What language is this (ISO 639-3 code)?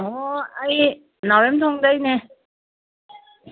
mni